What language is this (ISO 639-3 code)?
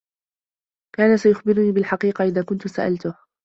ara